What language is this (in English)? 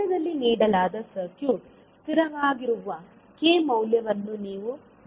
Kannada